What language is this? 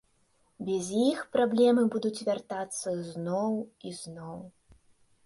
Belarusian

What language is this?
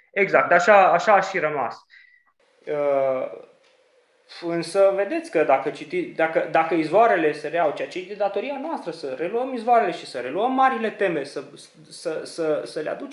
Romanian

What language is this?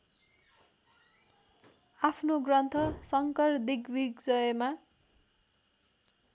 Nepali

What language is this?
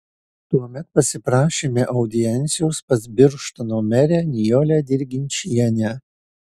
Lithuanian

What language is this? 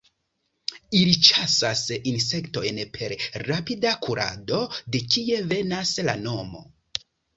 Esperanto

